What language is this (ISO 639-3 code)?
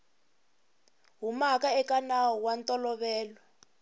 tso